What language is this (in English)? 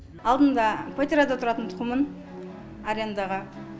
Kazakh